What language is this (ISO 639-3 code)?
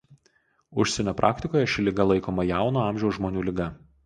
lit